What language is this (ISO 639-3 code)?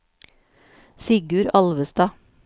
nor